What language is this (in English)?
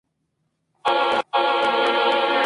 Spanish